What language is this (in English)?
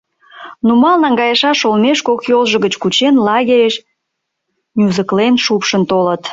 Mari